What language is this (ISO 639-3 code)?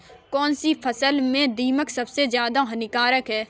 hin